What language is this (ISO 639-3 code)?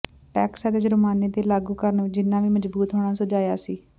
pan